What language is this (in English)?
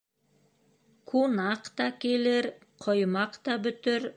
Bashkir